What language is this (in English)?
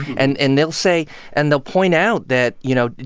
English